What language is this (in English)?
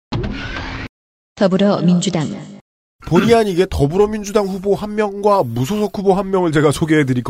Korean